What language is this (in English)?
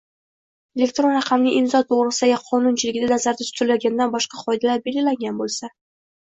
Uzbek